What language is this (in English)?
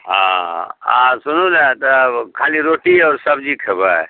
Maithili